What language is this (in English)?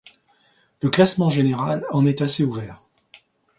French